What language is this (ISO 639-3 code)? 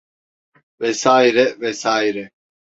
tur